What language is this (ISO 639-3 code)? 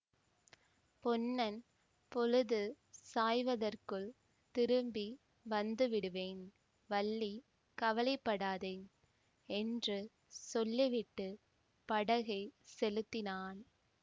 tam